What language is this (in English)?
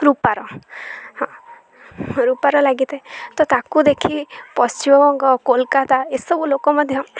Odia